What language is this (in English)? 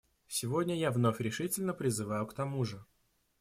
Russian